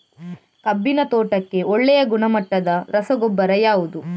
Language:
Kannada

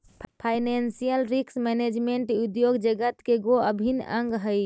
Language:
Magahi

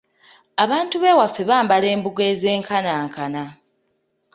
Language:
Ganda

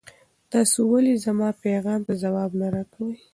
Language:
Pashto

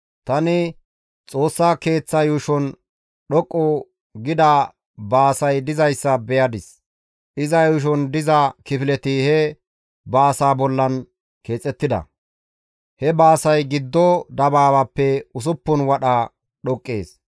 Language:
Gamo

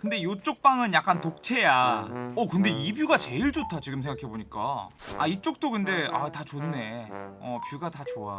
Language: Korean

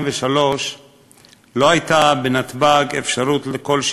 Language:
Hebrew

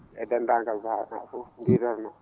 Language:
Fula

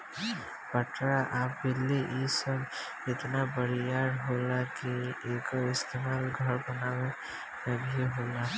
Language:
Bhojpuri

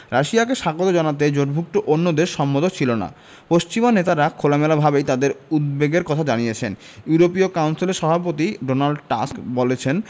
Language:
Bangla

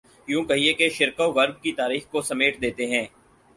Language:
Urdu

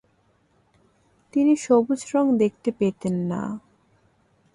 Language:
Bangla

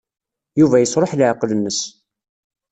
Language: Kabyle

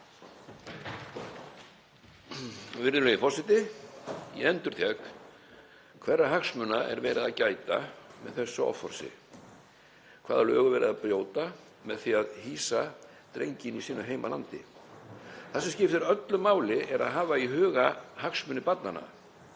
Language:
Icelandic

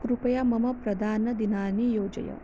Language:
Sanskrit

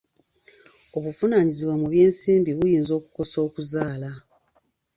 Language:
Ganda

